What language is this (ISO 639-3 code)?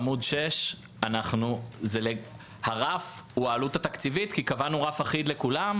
heb